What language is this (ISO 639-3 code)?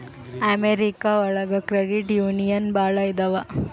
kan